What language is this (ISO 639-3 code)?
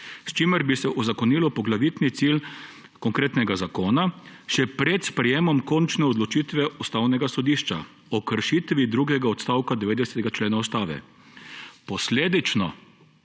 slv